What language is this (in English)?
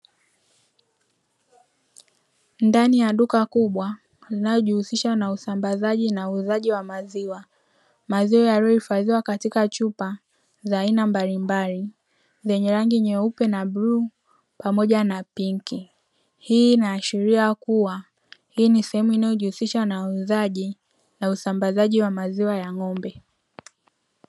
Swahili